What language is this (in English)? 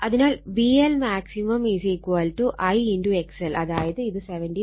Malayalam